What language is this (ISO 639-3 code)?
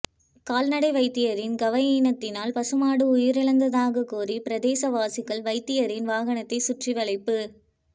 tam